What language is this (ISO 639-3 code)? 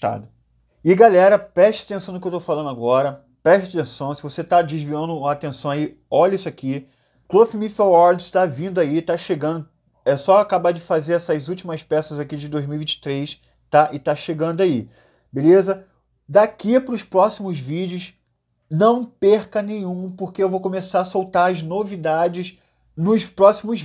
por